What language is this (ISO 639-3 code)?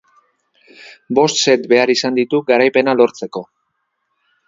eus